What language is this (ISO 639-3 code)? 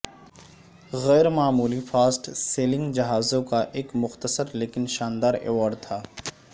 urd